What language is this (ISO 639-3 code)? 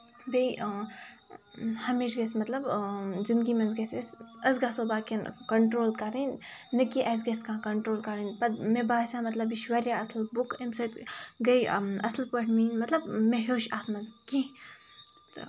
kas